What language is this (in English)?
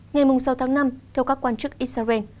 Vietnamese